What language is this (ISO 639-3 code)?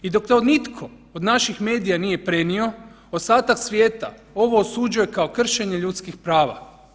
hrv